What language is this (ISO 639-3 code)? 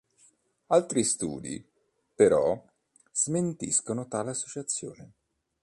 ita